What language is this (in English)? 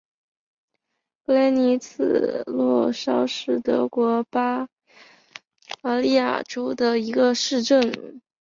Chinese